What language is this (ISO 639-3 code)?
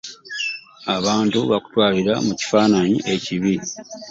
lug